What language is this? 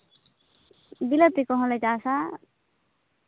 Santali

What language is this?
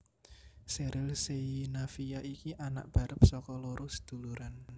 Javanese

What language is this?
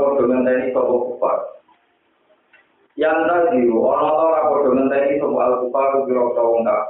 Indonesian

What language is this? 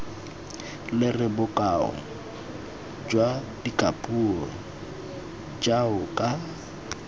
Tswana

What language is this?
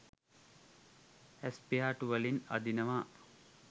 Sinhala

